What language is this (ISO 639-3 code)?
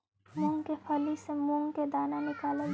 mag